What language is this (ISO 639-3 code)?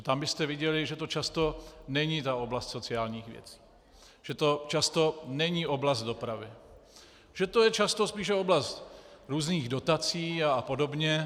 ces